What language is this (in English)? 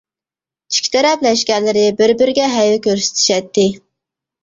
Uyghur